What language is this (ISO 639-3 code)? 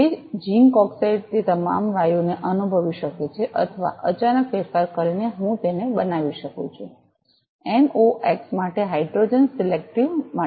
guj